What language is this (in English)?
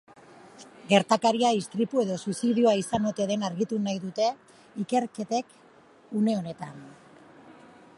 Basque